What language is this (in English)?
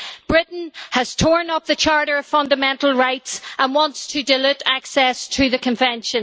English